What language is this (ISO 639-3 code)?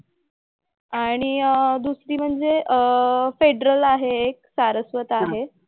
mar